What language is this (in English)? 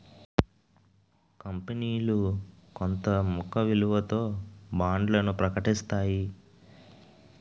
Telugu